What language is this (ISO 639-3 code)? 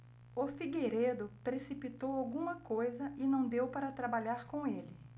por